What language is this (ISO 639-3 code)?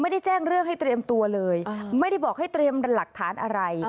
tha